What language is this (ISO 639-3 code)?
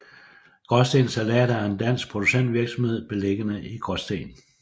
dan